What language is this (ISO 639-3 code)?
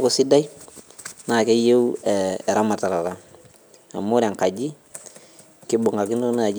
mas